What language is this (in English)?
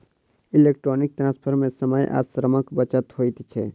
Maithili